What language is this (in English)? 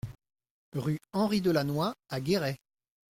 French